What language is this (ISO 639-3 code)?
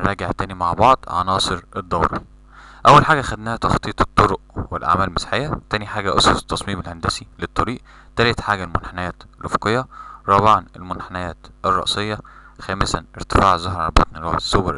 ara